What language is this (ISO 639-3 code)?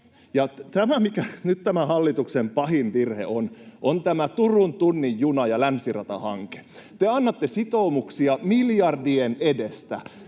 fin